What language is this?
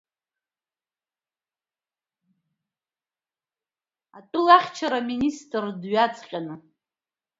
Abkhazian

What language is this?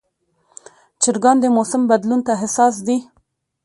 Pashto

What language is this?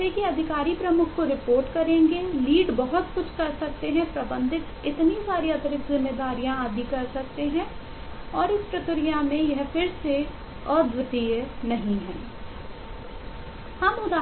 Hindi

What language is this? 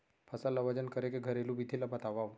Chhattisgarhi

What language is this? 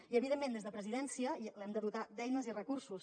Catalan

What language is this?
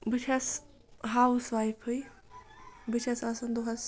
Kashmiri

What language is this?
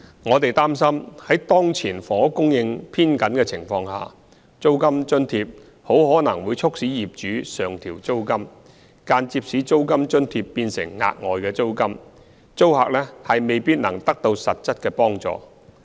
Cantonese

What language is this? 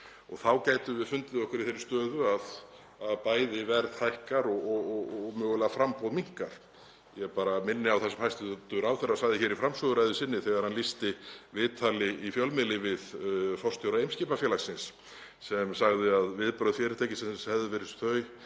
Icelandic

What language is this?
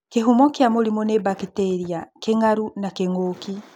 Kikuyu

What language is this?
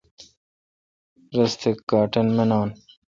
Kalkoti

